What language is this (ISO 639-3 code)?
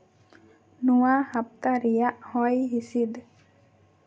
sat